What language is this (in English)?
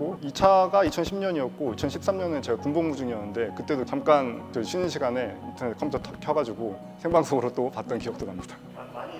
Korean